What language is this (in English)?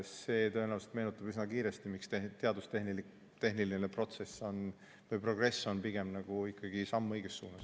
Estonian